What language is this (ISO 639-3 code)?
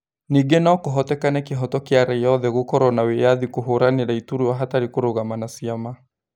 kik